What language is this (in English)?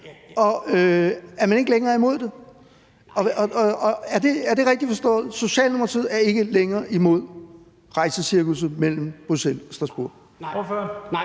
Danish